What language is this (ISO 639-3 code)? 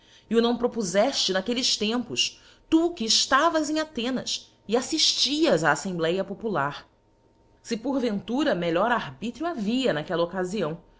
por